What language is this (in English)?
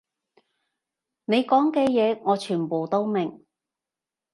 Cantonese